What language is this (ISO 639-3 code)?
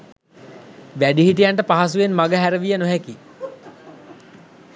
sin